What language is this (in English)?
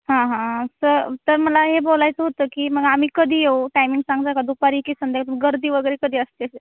Marathi